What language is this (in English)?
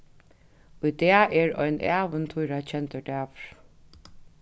Faroese